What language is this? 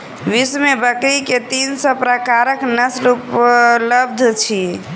Maithili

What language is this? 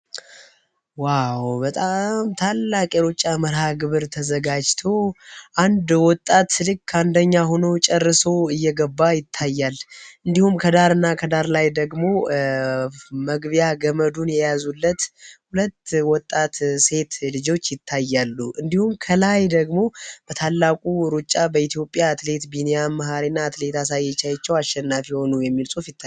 Amharic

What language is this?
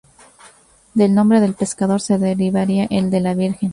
Spanish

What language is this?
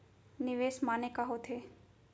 Chhattisgarhi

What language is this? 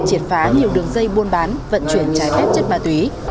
Vietnamese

